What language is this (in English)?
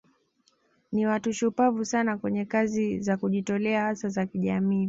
Swahili